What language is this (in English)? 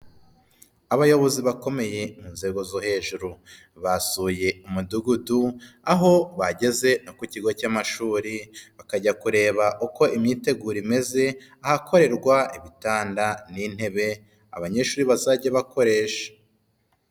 Kinyarwanda